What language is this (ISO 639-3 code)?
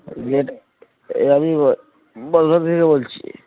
ben